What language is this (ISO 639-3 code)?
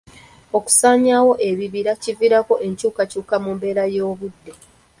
lug